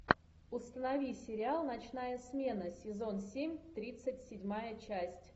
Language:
Russian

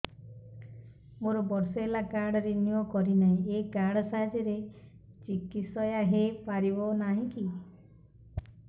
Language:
Odia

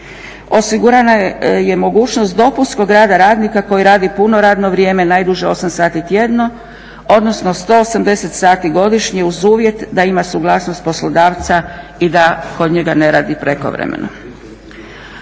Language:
Croatian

